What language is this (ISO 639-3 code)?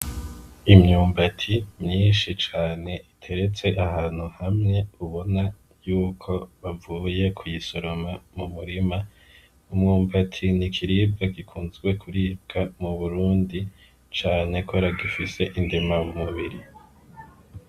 run